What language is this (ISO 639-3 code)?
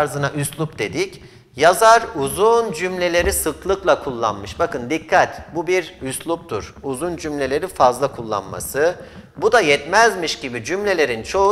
tur